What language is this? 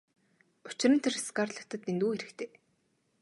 Mongolian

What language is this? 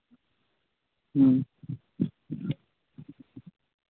Santali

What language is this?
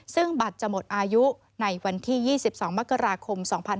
Thai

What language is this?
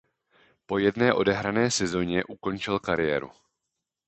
Czech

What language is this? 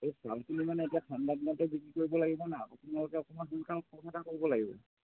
Assamese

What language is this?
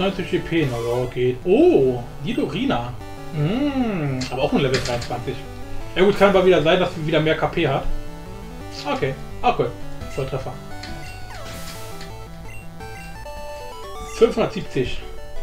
German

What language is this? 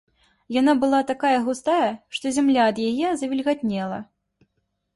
Belarusian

